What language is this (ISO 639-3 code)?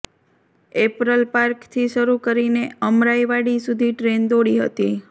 guj